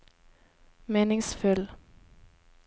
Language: Norwegian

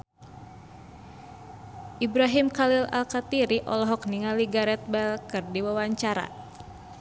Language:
Sundanese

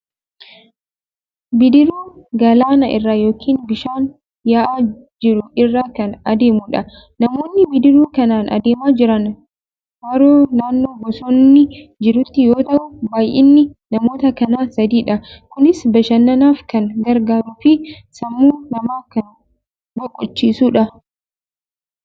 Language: Oromo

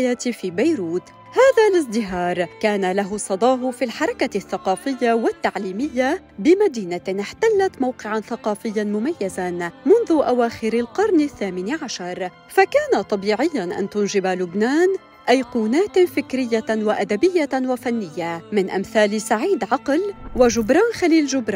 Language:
Arabic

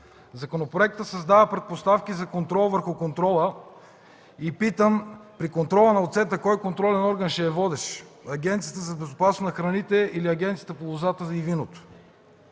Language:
Bulgarian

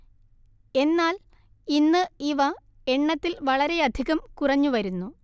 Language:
Malayalam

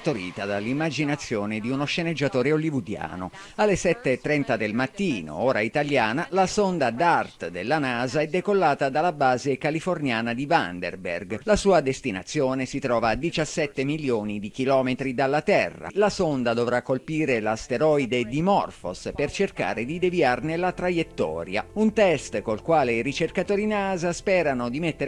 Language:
Italian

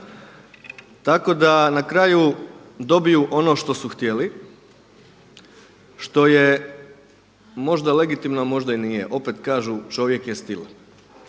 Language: Croatian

